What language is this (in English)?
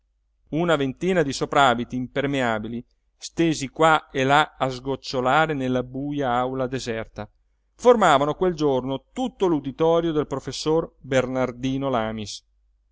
Italian